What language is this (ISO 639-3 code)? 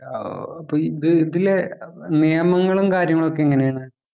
mal